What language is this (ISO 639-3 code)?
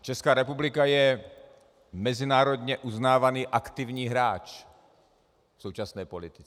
ces